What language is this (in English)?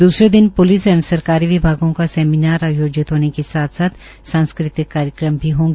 Hindi